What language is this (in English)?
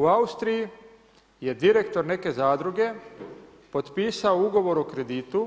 Croatian